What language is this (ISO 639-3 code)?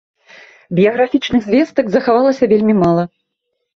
bel